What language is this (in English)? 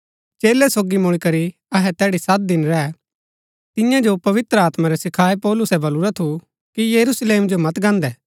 Gaddi